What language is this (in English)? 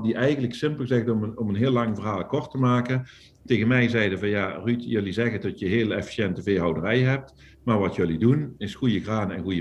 Dutch